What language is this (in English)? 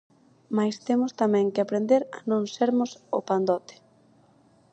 Galician